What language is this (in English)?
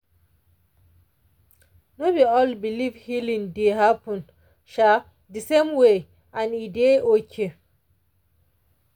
Nigerian Pidgin